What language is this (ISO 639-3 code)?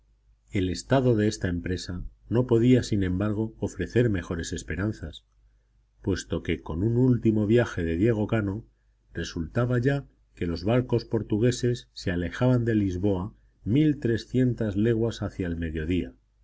spa